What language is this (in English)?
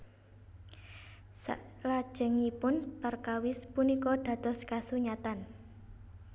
Javanese